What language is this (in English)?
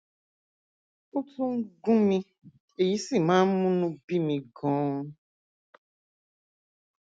Yoruba